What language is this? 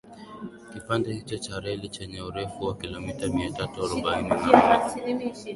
Swahili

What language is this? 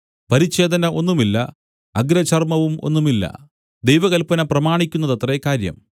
Malayalam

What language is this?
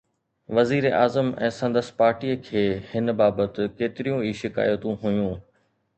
Sindhi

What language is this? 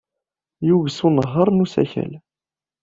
Kabyle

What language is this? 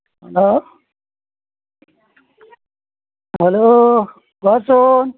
Assamese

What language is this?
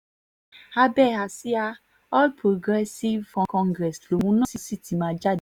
Yoruba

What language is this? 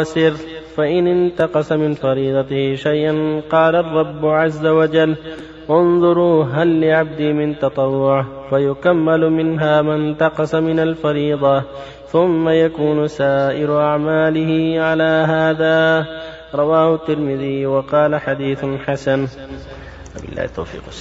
Arabic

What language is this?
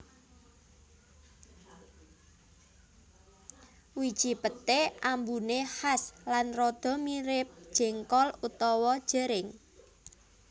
Javanese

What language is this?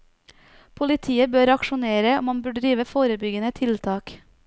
Norwegian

